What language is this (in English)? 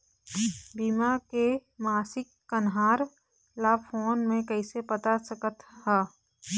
Chhattisgarhi